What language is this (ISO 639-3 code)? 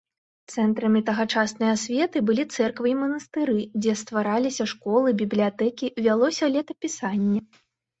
bel